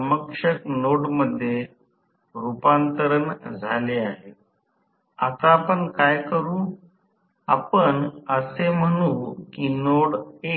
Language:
Marathi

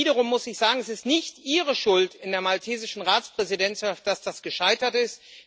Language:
German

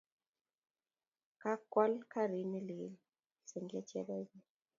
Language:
Kalenjin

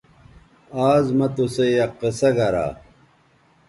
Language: Bateri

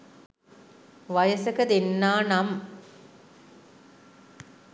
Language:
Sinhala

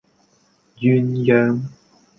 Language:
Cantonese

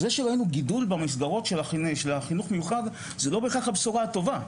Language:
Hebrew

